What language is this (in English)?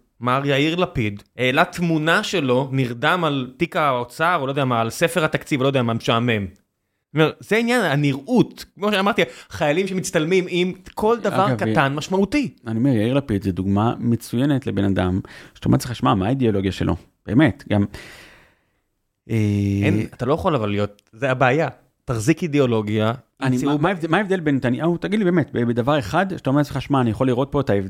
Hebrew